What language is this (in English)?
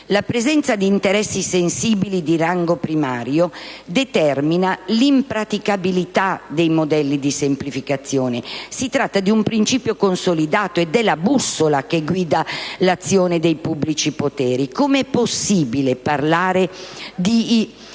Italian